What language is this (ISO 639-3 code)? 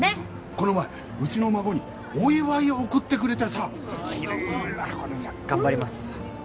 jpn